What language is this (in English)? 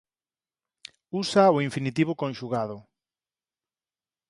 Galician